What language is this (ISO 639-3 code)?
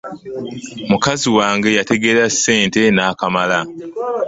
lug